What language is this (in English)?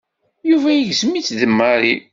Kabyle